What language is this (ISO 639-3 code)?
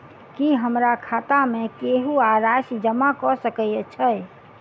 mai